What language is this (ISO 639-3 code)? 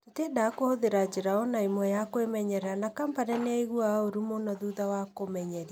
kik